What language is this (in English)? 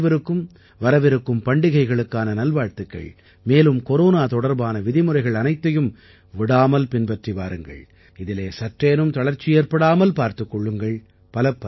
Tamil